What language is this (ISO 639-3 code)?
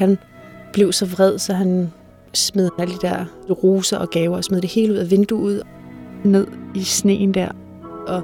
dan